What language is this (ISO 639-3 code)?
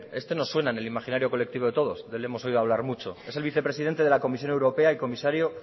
spa